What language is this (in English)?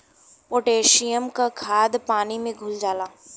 Bhojpuri